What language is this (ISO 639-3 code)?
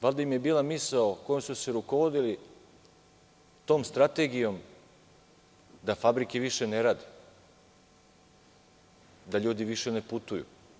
srp